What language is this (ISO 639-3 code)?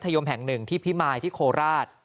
tha